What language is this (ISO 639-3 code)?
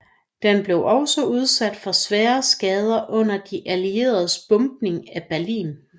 dan